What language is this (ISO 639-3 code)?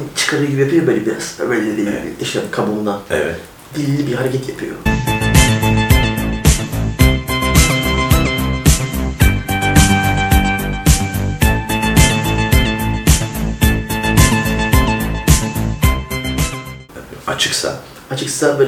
tur